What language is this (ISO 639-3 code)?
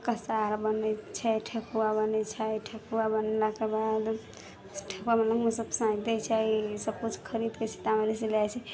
mai